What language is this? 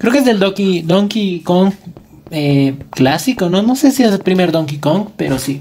Spanish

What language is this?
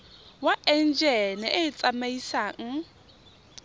Tswana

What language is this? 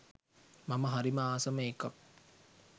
Sinhala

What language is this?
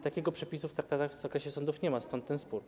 Polish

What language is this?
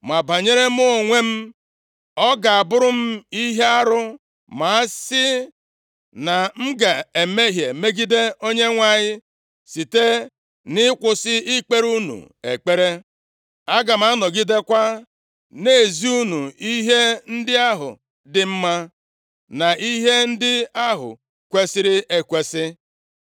Igbo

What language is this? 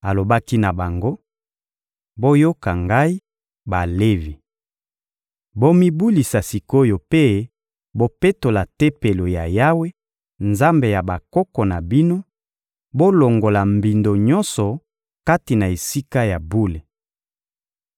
Lingala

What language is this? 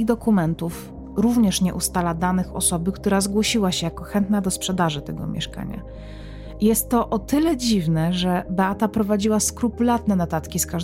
Polish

